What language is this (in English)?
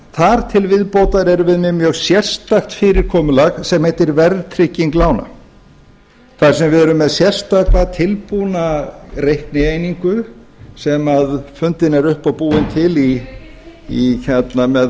Icelandic